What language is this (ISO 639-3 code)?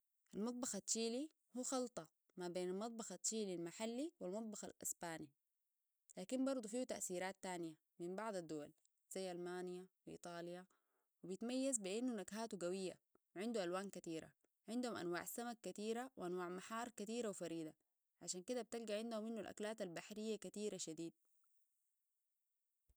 apd